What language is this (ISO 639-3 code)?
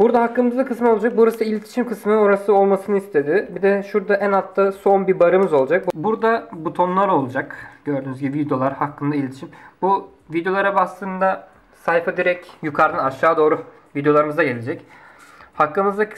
tur